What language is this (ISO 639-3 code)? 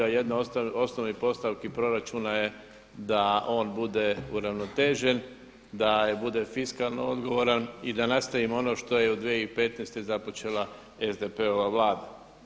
hrv